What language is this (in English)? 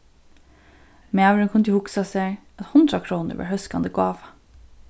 Faroese